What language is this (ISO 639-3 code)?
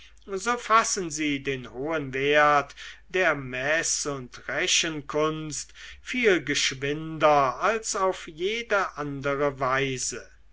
deu